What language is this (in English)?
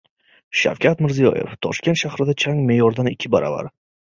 Uzbek